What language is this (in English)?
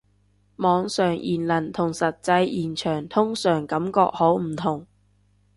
Cantonese